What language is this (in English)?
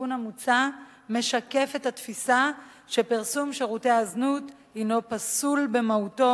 Hebrew